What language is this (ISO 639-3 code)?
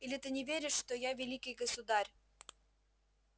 rus